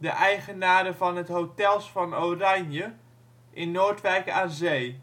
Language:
Dutch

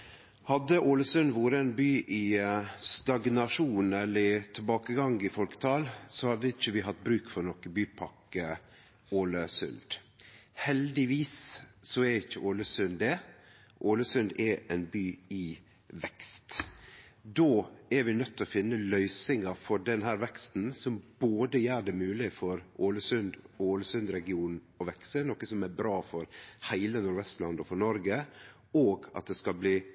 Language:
Norwegian Nynorsk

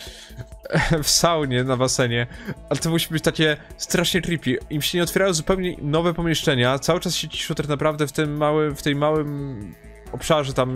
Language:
Polish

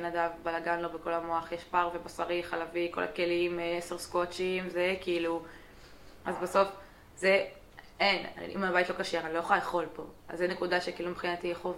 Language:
Hebrew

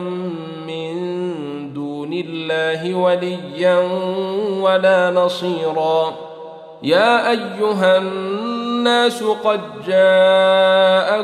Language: Arabic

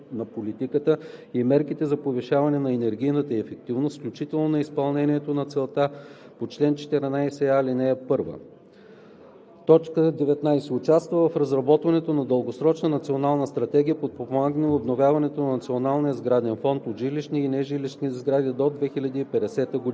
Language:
Bulgarian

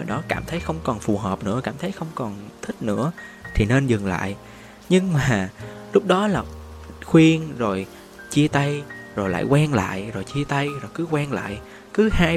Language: Vietnamese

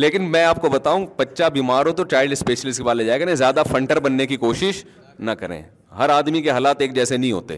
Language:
Urdu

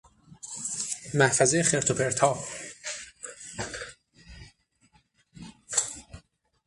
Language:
Persian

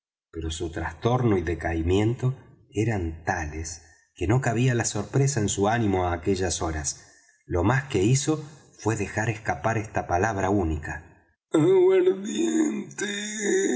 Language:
Spanish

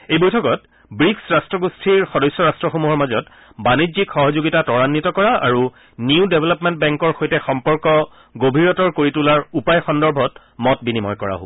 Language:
Assamese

